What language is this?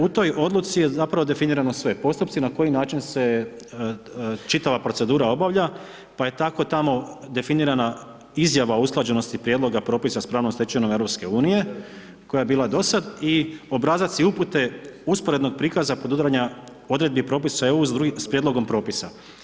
Croatian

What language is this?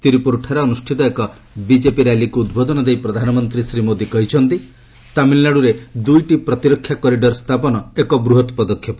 Odia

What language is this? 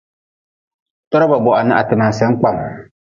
Nawdm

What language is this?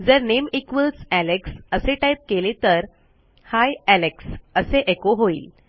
Marathi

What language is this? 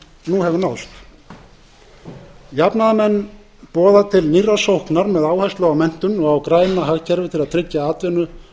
Icelandic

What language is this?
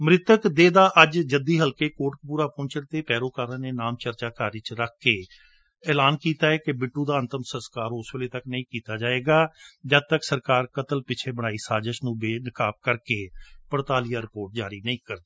Punjabi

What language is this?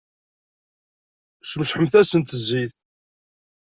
Kabyle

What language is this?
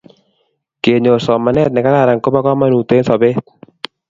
Kalenjin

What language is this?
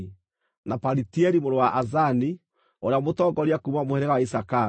Kikuyu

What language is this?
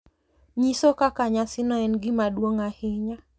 Luo (Kenya and Tanzania)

